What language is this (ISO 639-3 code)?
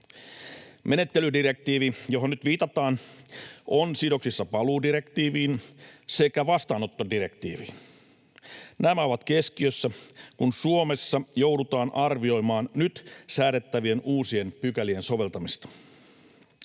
fin